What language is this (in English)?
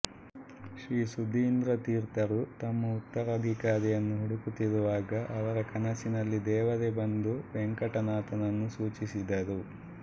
Kannada